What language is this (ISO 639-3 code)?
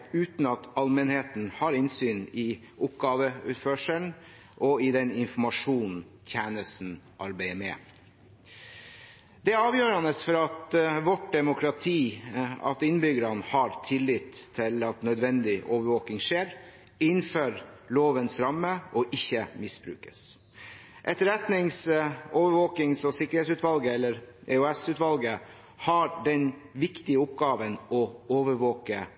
nob